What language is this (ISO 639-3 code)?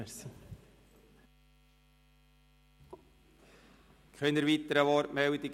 gsw